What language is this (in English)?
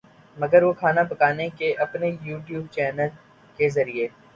Urdu